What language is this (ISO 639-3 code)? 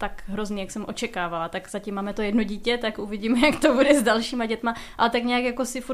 ces